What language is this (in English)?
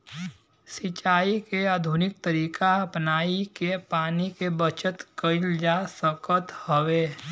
Bhojpuri